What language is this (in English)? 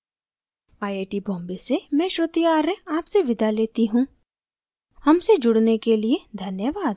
Hindi